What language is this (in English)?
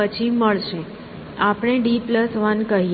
Gujarati